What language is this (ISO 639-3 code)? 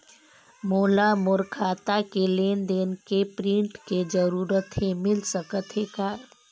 hne